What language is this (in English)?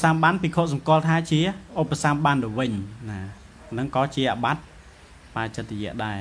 Thai